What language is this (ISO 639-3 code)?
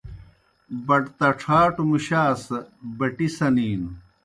plk